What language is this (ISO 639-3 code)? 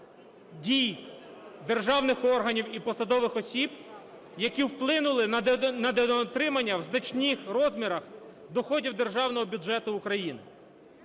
ukr